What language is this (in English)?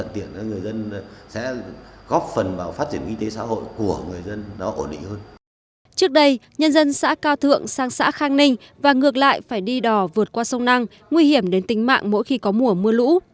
Vietnamese